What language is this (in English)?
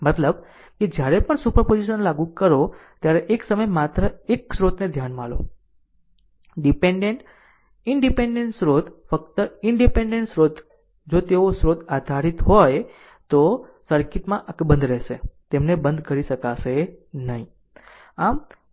Gujarati